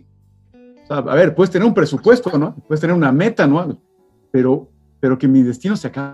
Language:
Spanish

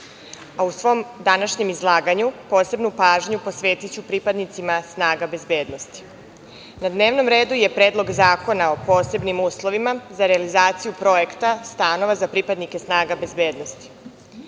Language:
Serbian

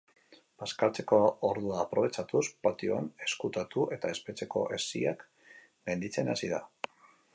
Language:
Basque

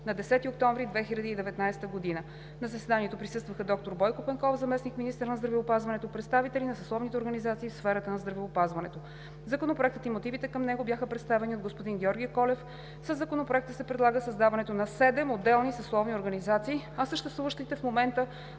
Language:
Bulgarian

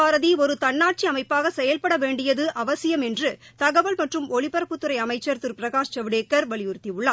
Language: Tamil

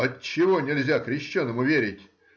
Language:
Russian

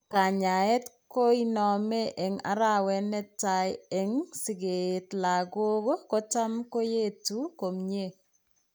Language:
Kalenjin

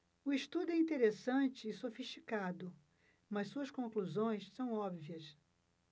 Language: Portuguese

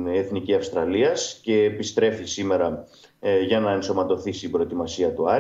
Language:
Greek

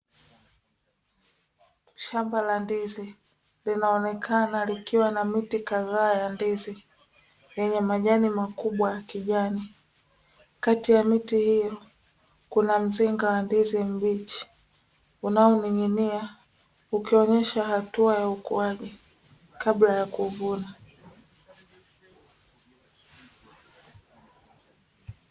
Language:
Swahili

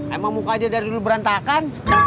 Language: Indonesian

